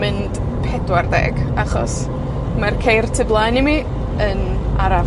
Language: Welsh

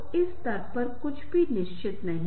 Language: Hindi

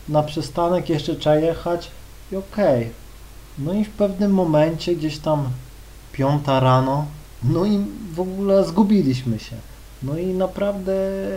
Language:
Polish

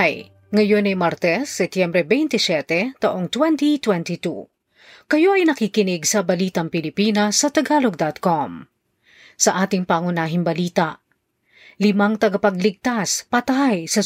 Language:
Filipino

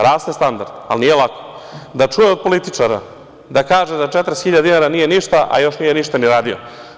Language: Serbian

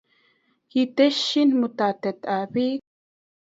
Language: Kalenjin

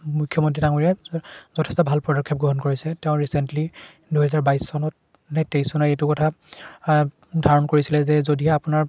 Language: Assamese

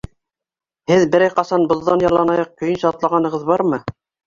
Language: Bashkir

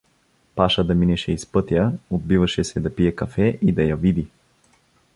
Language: Bulgarian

